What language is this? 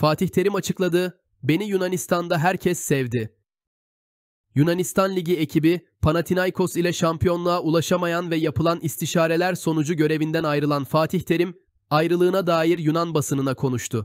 Turkish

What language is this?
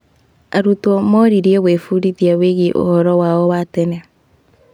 Kikuyu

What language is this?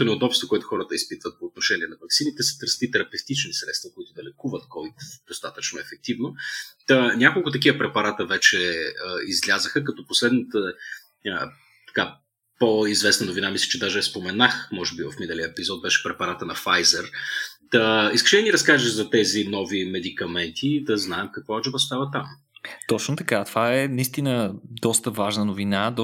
Bulgarian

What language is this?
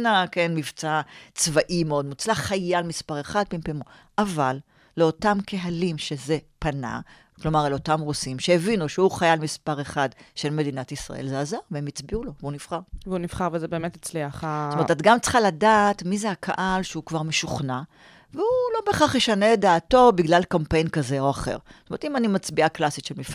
Hebrew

